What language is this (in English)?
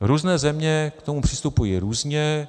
Czech